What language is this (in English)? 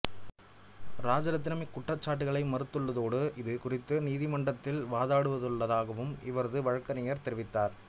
Tamil